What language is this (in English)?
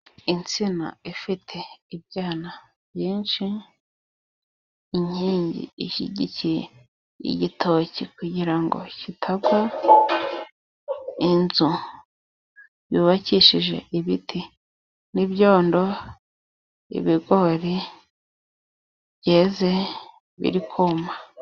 Kinyarwanda